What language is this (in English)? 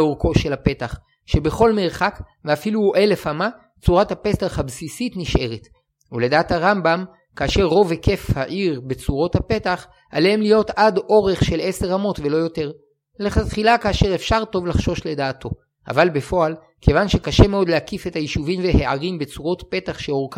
Hebrew